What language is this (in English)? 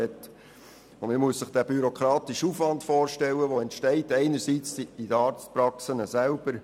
Swiss German